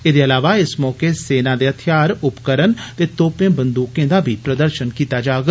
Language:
Dogri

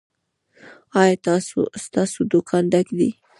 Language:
Pashto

